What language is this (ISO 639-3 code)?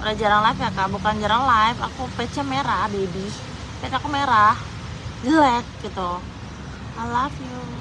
ind